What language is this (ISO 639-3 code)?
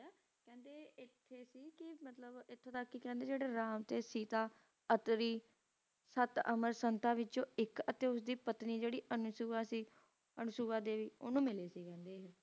pan